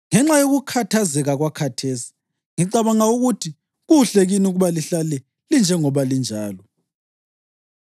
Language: North Ndebele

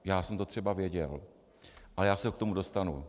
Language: Czech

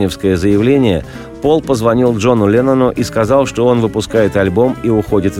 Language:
Russian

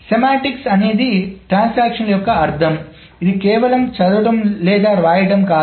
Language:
Telugu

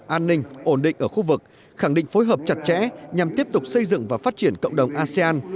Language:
Vietnamese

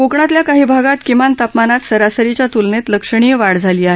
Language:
Marathi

